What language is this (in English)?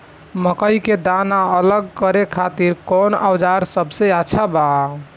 Bhojpuri